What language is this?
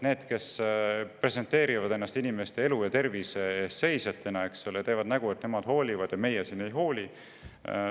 Estonian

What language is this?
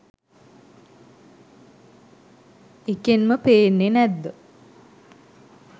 Sinhala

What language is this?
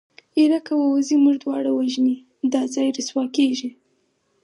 Pashto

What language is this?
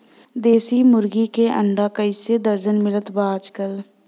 Bhojpuri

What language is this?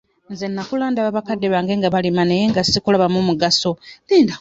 Ganda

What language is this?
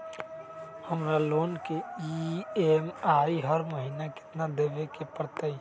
Magahi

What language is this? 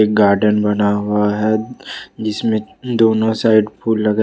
Hindi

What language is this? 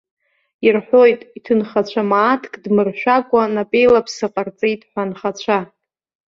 Abkhazian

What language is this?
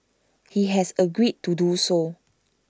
English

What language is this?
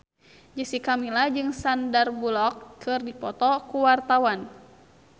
Sundanese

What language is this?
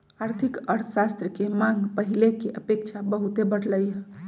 Magahi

